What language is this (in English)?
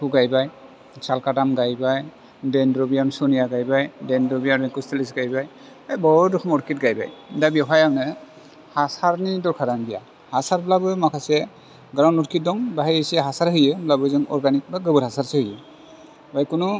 Bodo